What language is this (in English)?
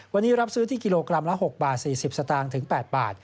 Thai